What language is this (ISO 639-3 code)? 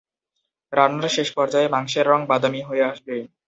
ben